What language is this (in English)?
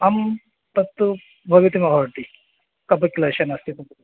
Sanskrit